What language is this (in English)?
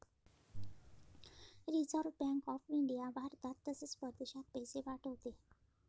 Marathi